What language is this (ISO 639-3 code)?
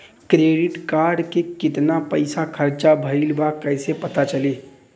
bho